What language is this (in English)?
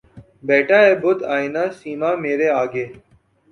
Urdu